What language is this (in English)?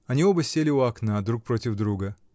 Russian